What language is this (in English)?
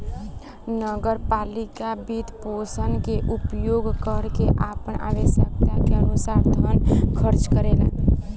Bhojpuri